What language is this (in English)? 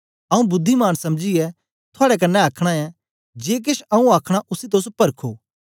Dogri